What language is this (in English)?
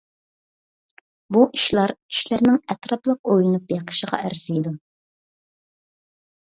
Uyghur